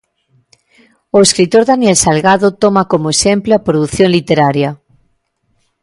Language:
Galician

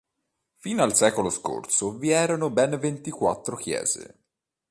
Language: Italian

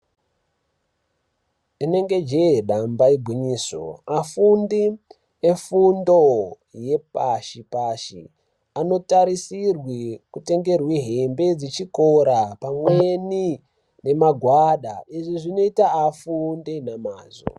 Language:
Ndau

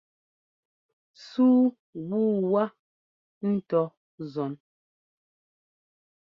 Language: Ngomba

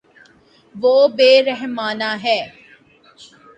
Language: Urdu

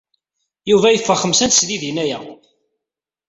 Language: Kabyle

